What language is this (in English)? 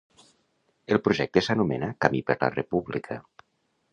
Catalan